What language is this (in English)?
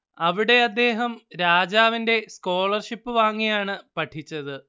Malayalam